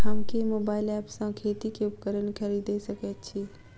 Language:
Maithili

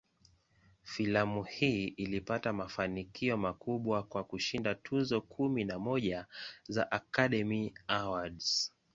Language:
Swahili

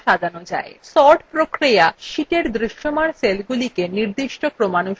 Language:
Bangla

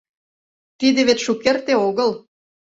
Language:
Mari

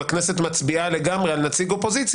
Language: Hebrew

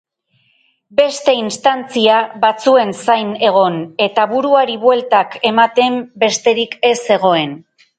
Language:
Basque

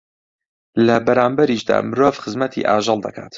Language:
Central Kurdish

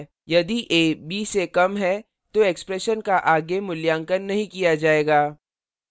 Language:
Hindi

